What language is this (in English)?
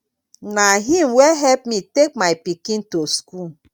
Nigerian Pidgin